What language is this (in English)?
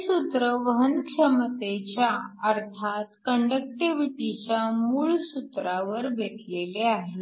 Marathi